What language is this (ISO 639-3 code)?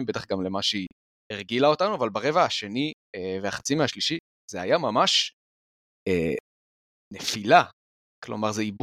heb